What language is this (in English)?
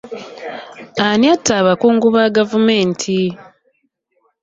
Ganda